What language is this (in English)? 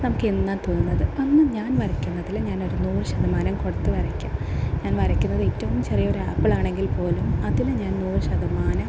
Malayalam